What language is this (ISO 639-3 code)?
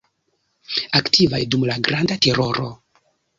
epo